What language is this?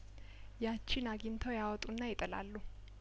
Amharic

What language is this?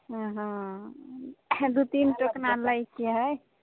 Maithili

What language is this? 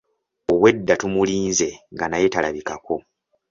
Ganda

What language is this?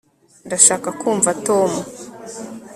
Kinyarwanda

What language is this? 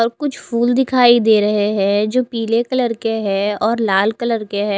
Hindi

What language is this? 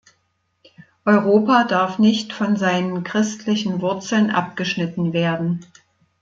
German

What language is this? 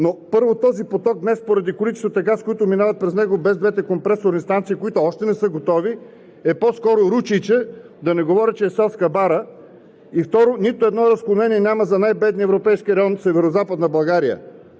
Bulgarian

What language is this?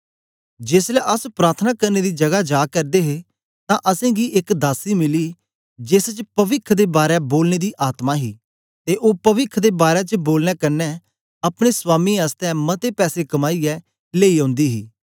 Dogri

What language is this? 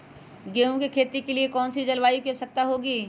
Magahi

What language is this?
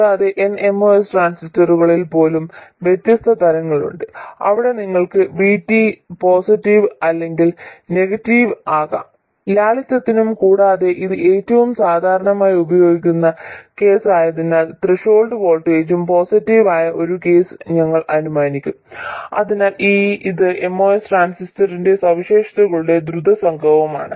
Malayalam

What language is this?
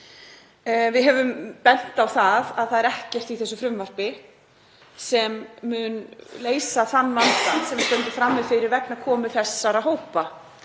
Icelandic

